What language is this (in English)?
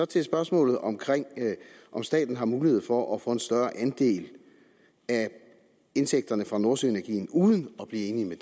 Danish